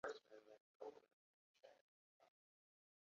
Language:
Arabic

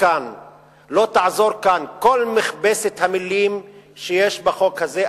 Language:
Hebrew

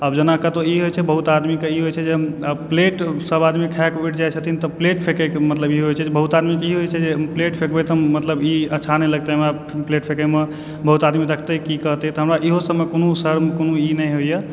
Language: Maithili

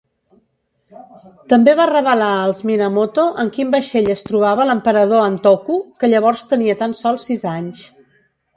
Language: Catalan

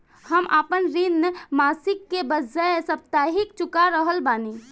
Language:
Bhojpuri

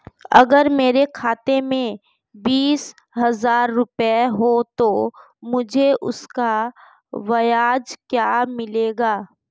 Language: Hindi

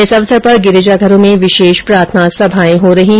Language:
Hindi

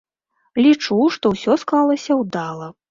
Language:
Belarusian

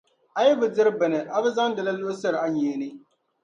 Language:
Dagbani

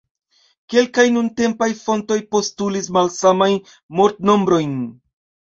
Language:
Esperanto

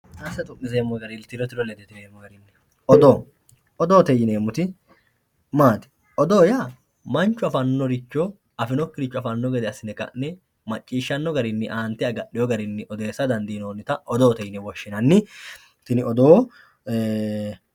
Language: Sidamo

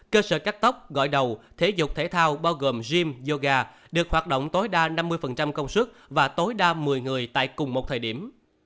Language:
Vietnamese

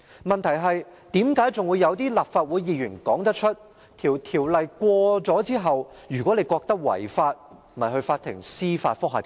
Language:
Cantonese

